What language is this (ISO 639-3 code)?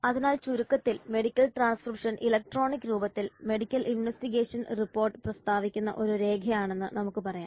mal